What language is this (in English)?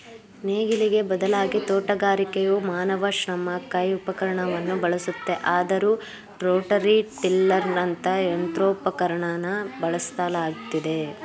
Kannada